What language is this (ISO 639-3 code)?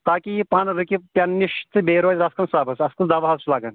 kas